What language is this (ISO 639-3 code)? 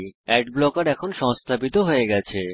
ben